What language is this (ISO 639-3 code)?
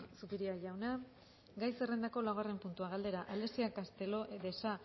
eus